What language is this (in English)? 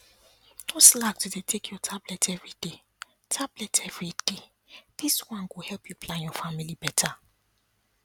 Nigerian Pidgin